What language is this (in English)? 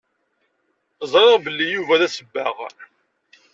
Kabyle